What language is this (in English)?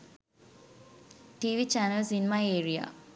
Sinhala